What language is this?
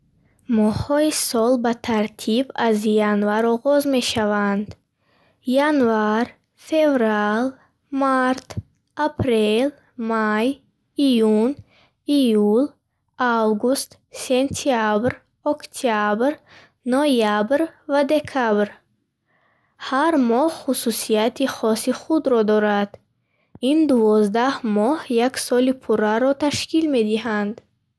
Bukharic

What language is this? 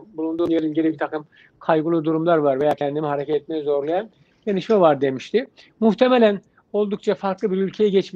Turkish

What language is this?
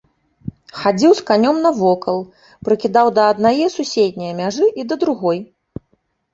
Belarusian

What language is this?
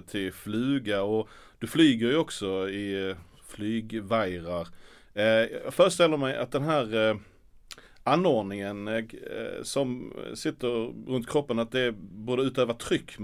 Swedish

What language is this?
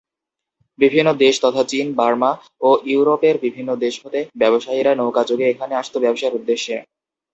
Bangla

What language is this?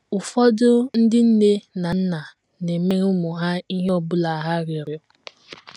Igbo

